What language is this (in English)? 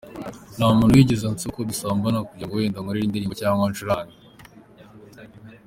Kinyarwanda